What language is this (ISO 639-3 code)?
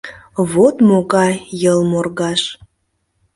chm